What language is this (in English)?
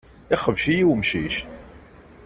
Kabyle